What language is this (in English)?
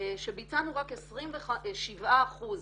Hebrew